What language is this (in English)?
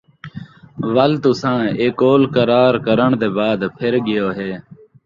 Saraiki